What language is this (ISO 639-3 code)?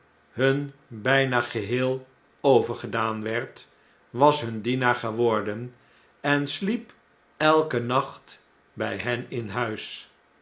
nld